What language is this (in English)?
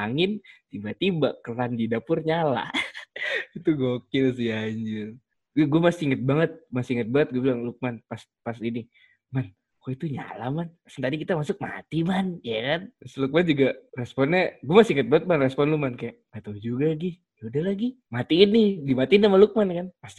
Indonesian